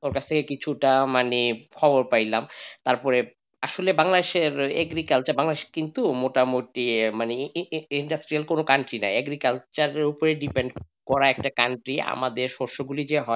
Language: Bangla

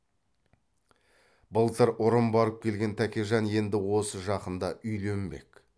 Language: Kazakh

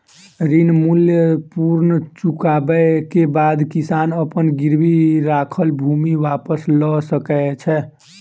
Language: Maithili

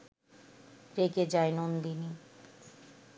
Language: Bangla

